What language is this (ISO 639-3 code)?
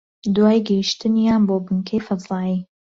ckb